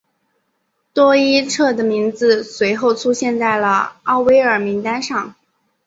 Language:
Chinese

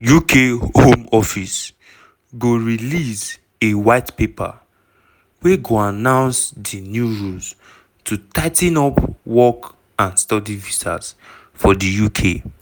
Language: Nigerian Pidgin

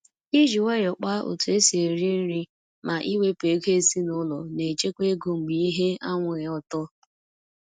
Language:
Igbo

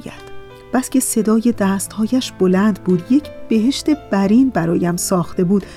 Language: Persian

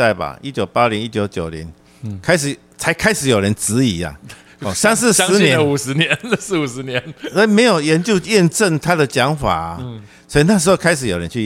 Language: Chinese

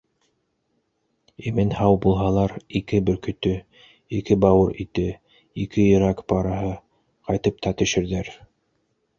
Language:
Bashkir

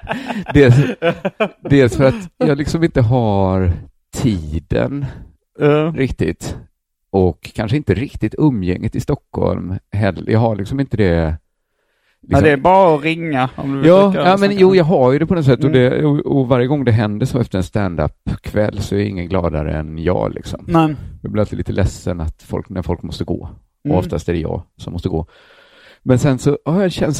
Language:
Swedish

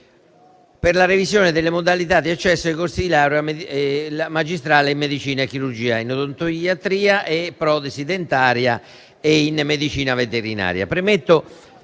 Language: Italian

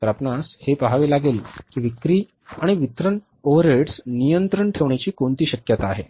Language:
Marathi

